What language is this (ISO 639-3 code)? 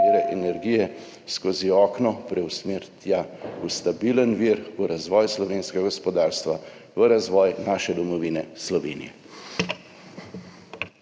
slv